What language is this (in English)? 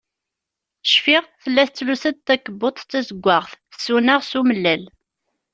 Kabyle